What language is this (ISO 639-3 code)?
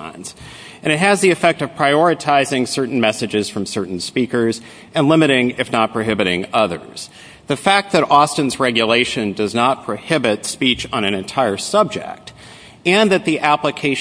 eng